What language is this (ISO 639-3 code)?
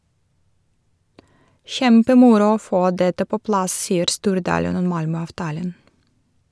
nor